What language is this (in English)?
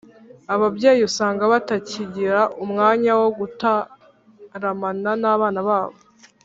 Kinyarwanda